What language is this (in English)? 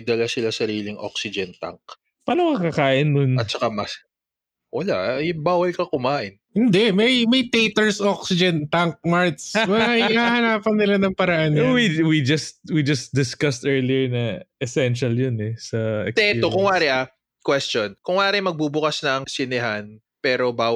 Filipino